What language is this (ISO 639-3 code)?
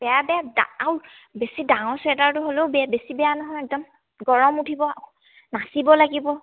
asm